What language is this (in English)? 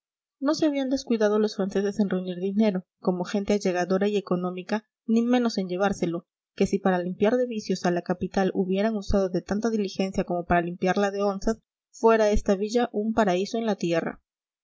Spanish